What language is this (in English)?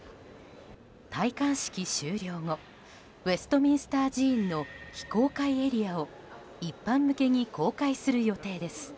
Japanese